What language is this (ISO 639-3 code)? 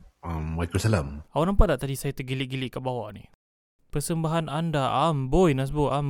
msa